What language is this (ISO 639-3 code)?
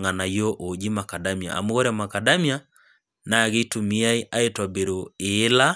mas